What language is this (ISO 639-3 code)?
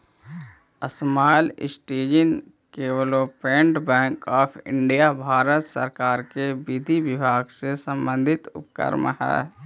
mag